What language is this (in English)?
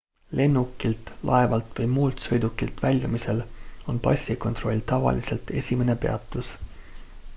Estonian